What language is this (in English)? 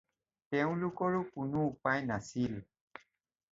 Assamese